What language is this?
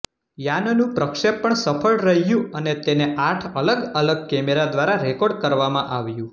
Gujarati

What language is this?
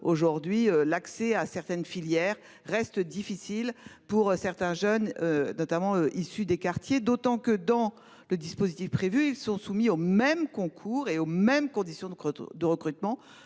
French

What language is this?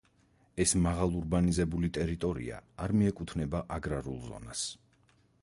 Georgian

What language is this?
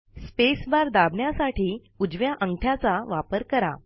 Marathi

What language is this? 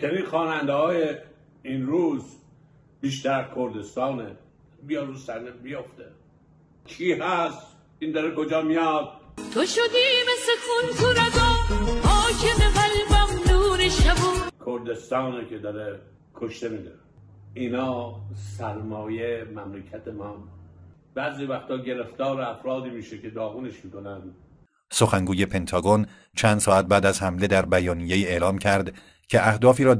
Persian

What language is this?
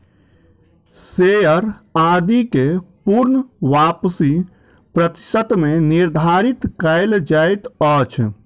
Maithili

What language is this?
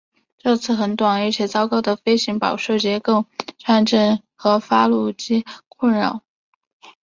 Chinese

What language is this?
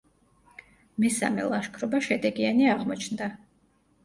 Georgian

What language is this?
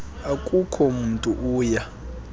Xhosa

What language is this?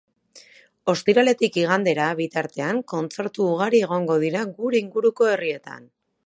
Basque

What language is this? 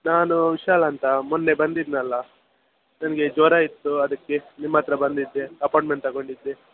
Kannada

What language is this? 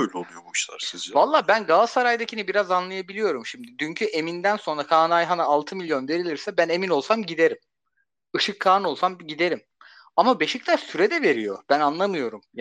Turkish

